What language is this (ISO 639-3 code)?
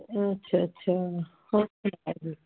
pan